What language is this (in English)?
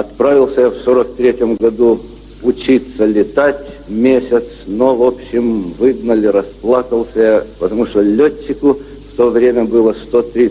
Ukrainian